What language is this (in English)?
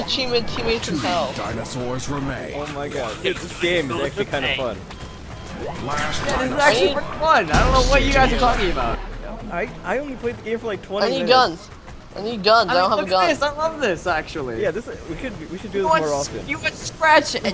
English